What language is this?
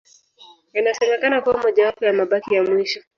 Swahili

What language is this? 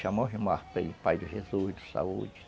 Portuguese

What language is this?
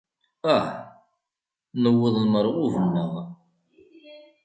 Kabyle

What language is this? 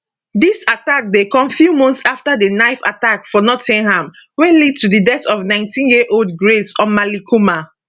Nigerian Pidgin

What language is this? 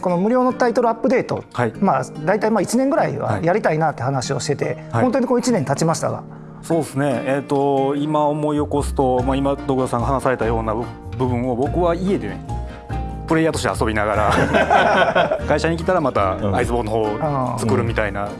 Japanese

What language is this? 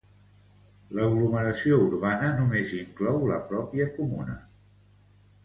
Catalan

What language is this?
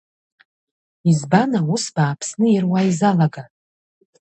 Abkhazian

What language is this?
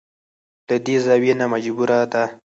Pashto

